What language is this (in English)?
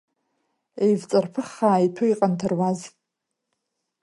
Abkhazian